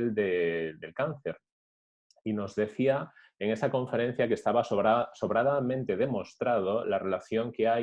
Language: Spanish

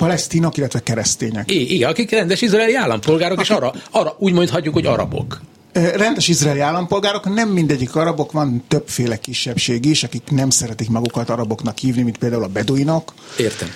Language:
Hungarian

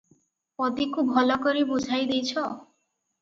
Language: Odia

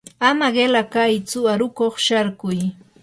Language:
Yanahuanca Pasco Quechua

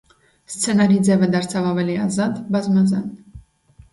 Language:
Armenian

